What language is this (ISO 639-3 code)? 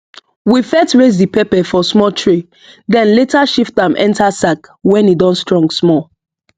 pcm